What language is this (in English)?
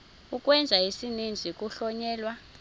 Xhosa